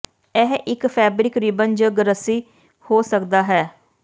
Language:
Punjabi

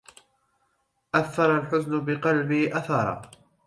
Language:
Arabic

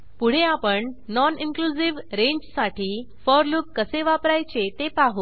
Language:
Marathi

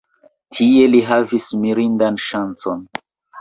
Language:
Esperanto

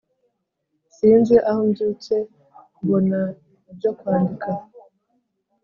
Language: Kinyarwanda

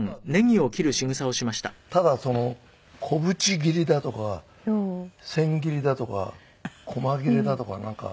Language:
Japanese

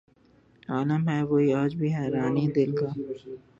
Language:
Urdu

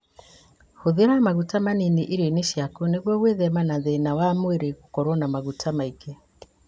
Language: Kikuyu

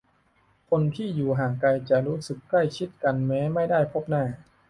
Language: Thai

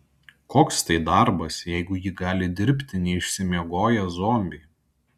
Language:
Lithuanian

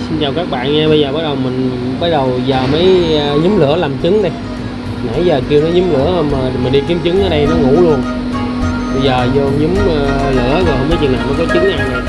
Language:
Vietnamese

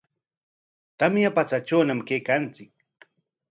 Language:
Corongo Ancash Quechua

